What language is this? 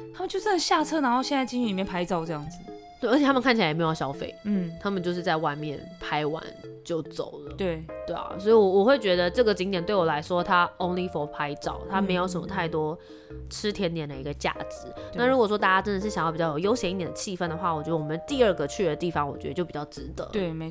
Chinese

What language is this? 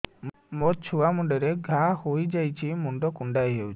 Odia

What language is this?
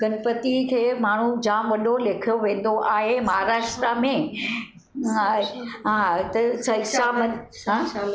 Sindhi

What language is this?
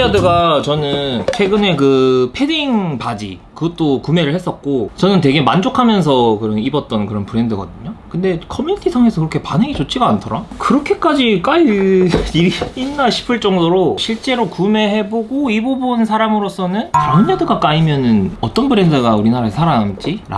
Korean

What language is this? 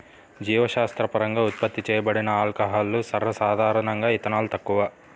Telugu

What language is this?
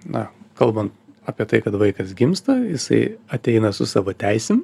Lithuanian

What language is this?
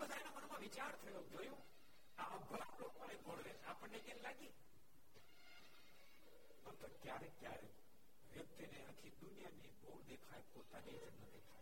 Gujarati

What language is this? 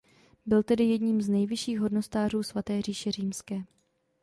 Czech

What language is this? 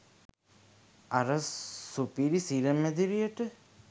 Sinhala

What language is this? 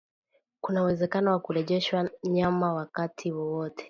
Swahili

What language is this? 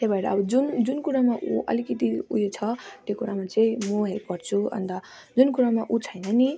Nepali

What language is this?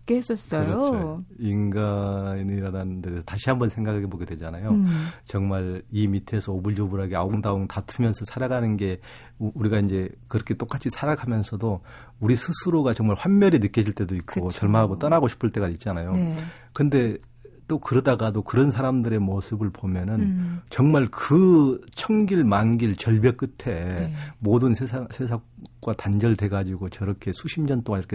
Korean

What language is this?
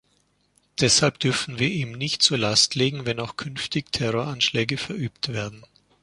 German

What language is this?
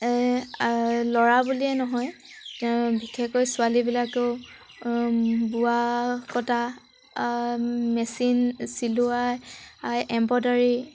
Assamese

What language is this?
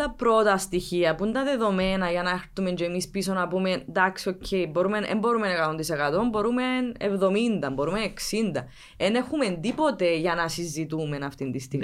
Greek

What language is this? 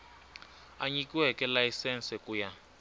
Tsonga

